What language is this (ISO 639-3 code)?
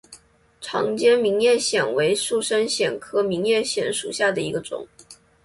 zho